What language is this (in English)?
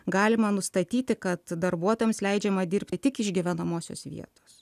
Lithuanian